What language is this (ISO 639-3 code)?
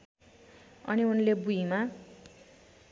nep